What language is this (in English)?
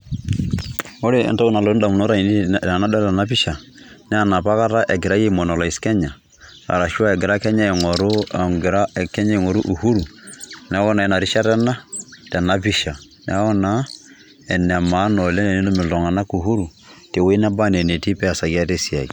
Masai